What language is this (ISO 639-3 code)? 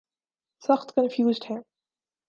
urd